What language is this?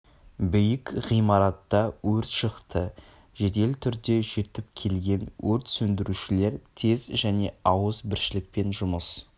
Kazakh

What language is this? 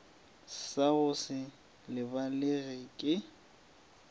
Northern Sotho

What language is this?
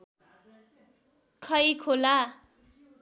Nepali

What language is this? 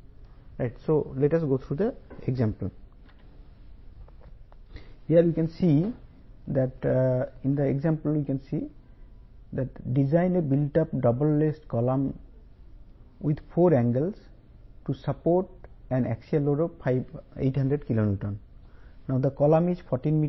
Telugu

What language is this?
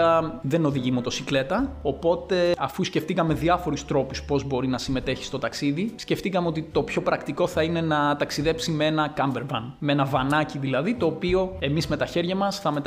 Greek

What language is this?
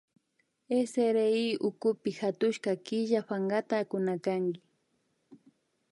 Imbabura Highland Quichua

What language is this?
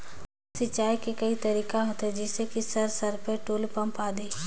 Chhattisgarhi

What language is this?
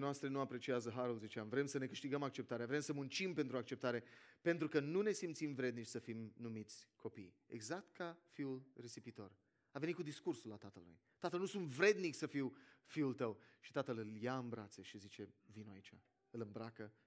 Romanian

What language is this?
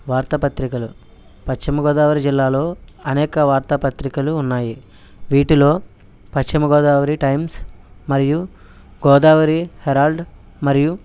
Telugu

